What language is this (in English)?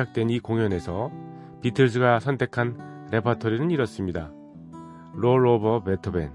Korean